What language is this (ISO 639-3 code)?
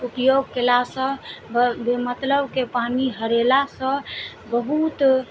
mai